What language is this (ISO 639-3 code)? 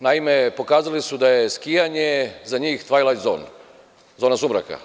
srp